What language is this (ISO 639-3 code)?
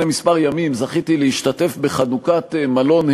heb